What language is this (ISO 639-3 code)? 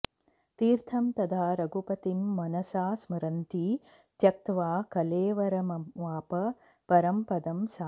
san